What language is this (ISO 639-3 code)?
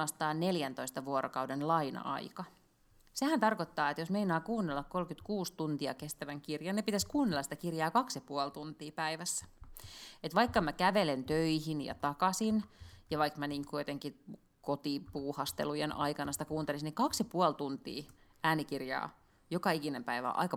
fin